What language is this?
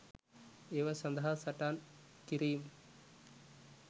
Sinhala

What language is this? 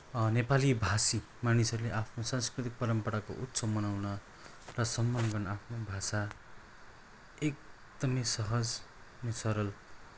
Nepali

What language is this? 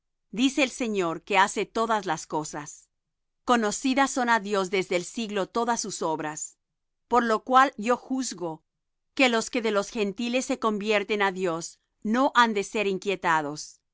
Spanish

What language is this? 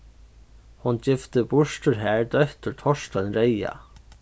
Faroese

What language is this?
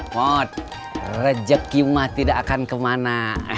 Indonesian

